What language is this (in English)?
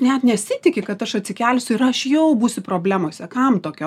Lithuanian